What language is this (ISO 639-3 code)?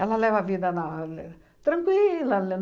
por